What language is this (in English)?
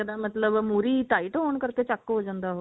Punjabi